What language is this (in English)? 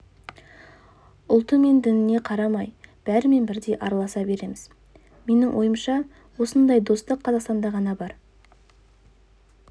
Kazakh